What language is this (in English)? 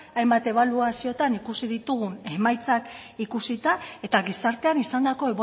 Basque